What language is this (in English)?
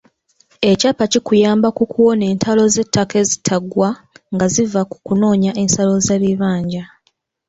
Ganda